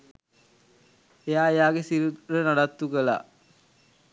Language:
Sinhala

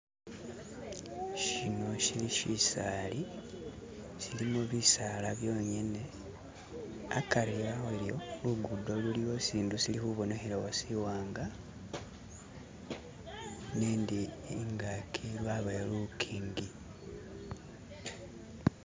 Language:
Masaaba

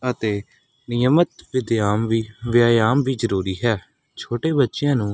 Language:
Punjabi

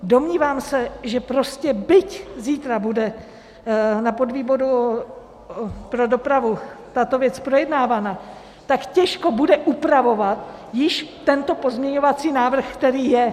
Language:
Czech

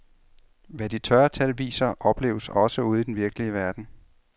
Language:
Danish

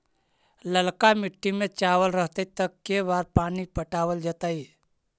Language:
Magahi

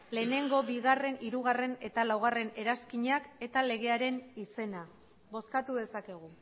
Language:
Basque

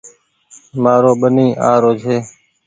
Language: Goaria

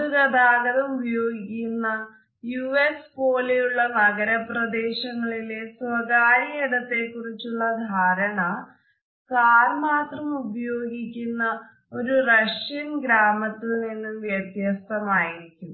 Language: Malayalam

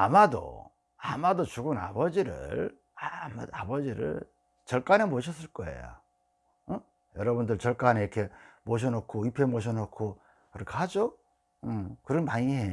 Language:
Korean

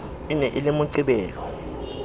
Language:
Southern Sotho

